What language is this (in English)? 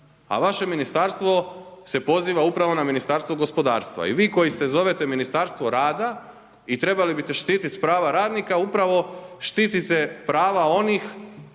Croatian